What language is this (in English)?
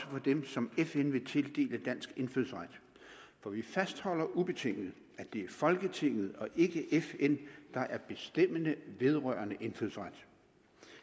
Danish